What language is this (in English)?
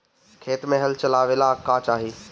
Bhojpuri